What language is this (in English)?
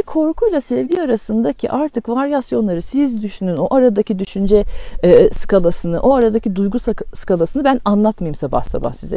Turkish